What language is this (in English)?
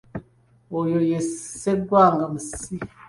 Ganda